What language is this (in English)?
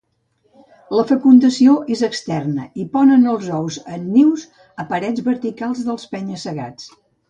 Catalan